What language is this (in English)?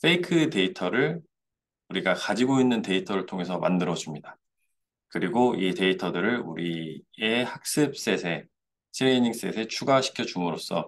Korean